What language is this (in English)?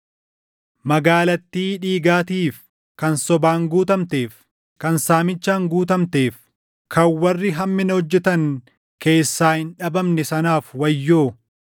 Oromo